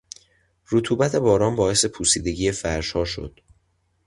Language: Persian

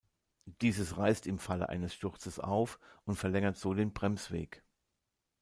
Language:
German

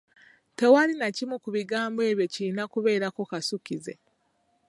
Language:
Ganda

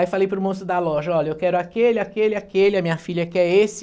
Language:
Portuguese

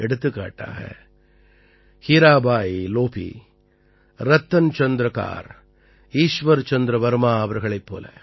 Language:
Tamil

